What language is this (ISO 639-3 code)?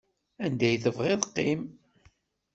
kab